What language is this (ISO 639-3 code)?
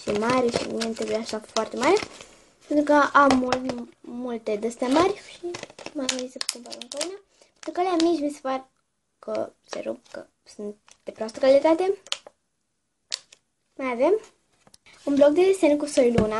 ron